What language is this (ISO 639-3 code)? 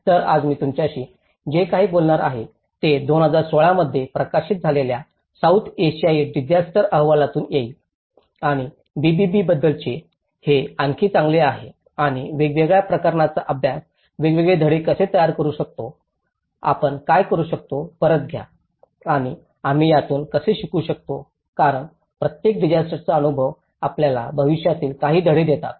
mar